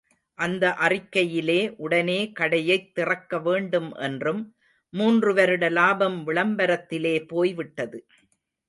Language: Tamil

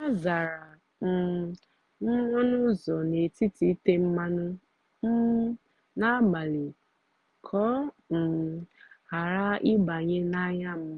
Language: Igbo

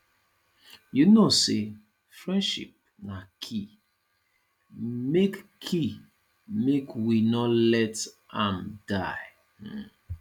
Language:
Nigerian Pidgin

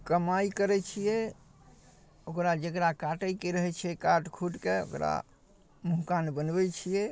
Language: Maithili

